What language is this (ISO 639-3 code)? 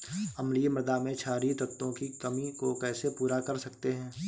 hin